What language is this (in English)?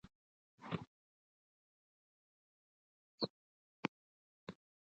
English